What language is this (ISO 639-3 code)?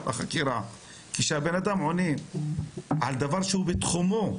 heb